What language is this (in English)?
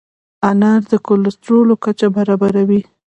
Pashto